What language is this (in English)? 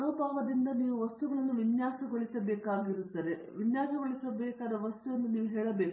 Kannada